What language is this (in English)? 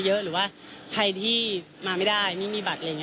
Thai